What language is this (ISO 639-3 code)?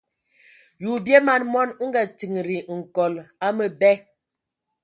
ewo